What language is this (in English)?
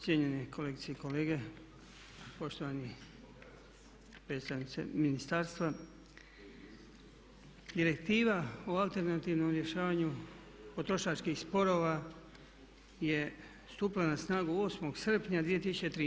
Croatian